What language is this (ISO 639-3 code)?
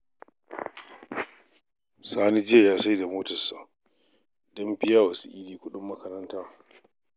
hau